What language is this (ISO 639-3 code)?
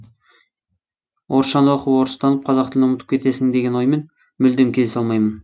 kaz